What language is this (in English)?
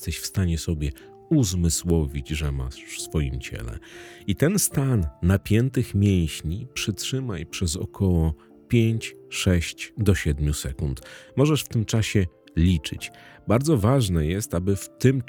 Polish